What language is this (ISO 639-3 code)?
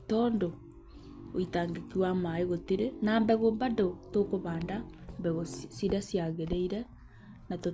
kik